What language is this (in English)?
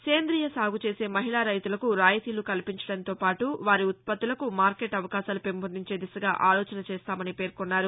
Telugu